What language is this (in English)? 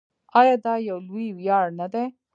Pashto